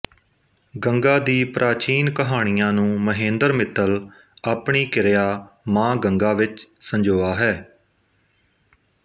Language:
Punjabi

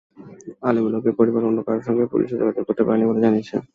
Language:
Bangla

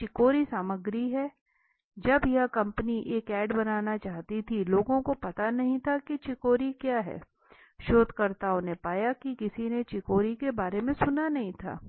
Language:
Hindi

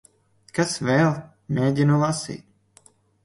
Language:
Latvian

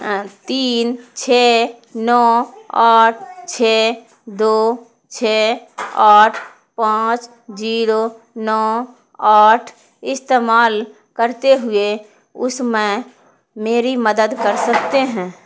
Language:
Urdu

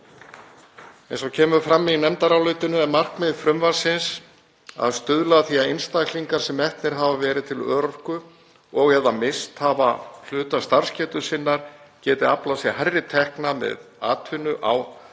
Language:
Icelandic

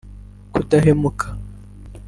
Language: Kinyarwanda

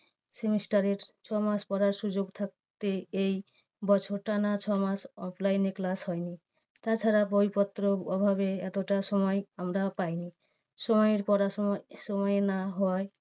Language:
Bangla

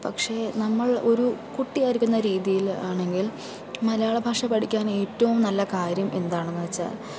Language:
Malayalam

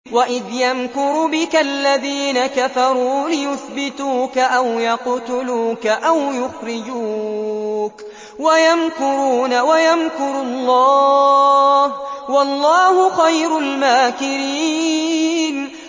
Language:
Arabic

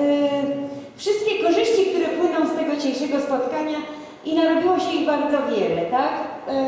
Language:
Polish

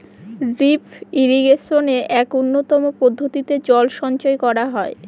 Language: Bangla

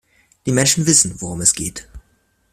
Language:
German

